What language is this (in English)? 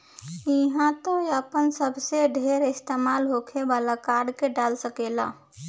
Bhojpuri